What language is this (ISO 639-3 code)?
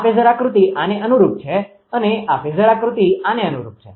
guj